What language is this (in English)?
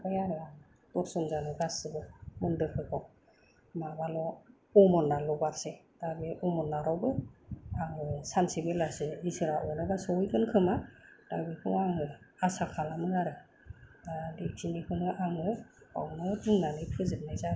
Bodo